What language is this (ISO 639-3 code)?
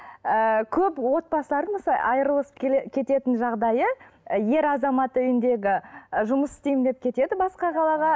kaz